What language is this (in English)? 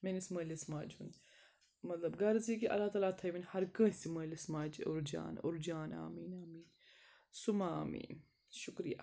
Kashmiri